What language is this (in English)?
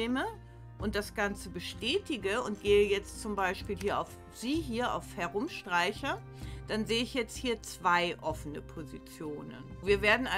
German